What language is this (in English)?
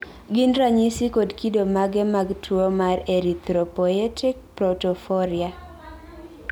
Luo (Kenya and Tanzania)